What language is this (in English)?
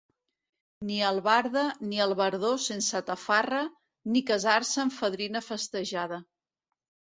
Catalan